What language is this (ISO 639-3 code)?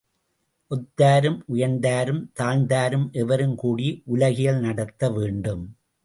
tam